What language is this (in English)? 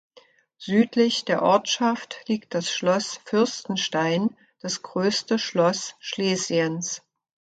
German